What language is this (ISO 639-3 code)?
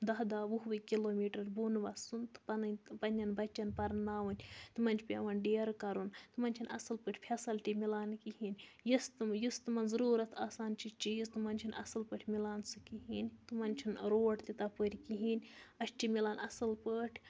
kas